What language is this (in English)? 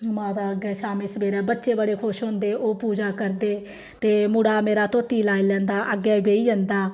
Dogri